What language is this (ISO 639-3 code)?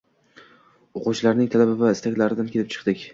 uzb